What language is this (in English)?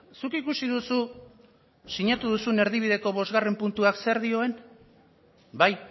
Basque